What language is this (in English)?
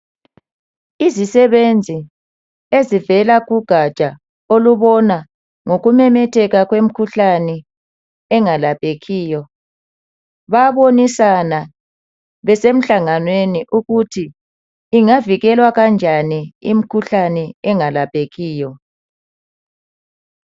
North Ndebele